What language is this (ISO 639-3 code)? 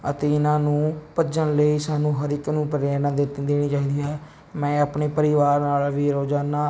pan